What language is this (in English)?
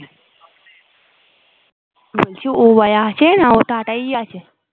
Bangla